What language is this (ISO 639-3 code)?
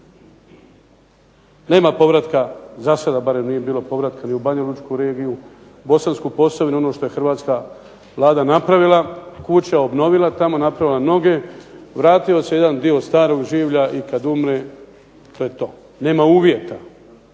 hrv